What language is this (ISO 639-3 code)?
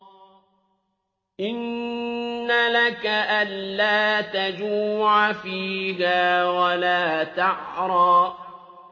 ara